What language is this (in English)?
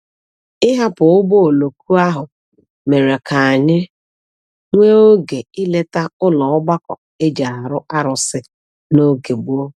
Igbo